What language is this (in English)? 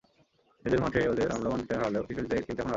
Bangla